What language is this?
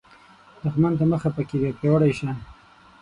Pashto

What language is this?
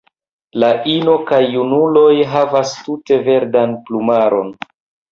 Esperanto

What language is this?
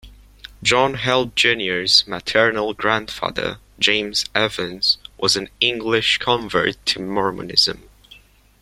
English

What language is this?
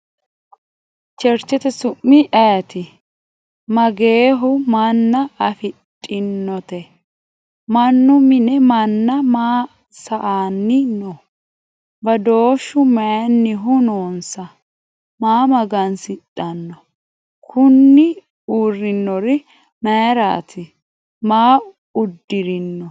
Sidamo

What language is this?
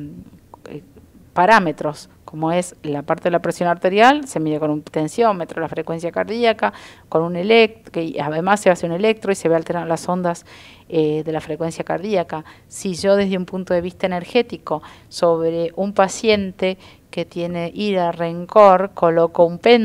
Spanish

